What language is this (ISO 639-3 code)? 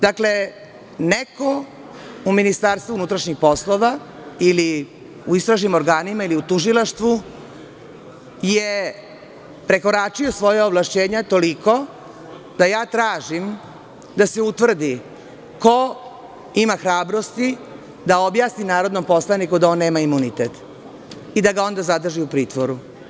srp